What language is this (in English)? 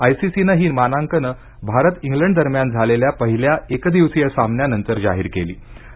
Marathi